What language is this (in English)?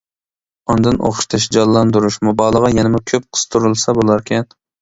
Uyghur